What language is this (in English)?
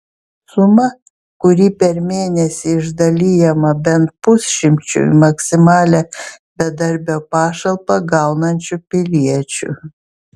Lithuanian